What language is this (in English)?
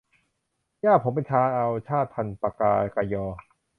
Thai